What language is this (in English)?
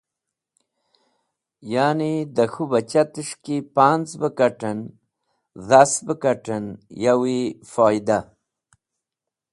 Wakhi